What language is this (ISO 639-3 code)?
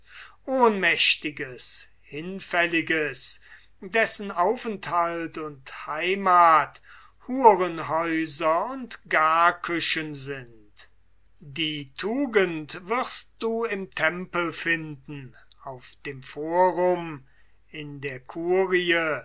deu